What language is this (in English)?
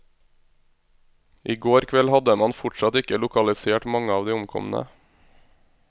Norwegian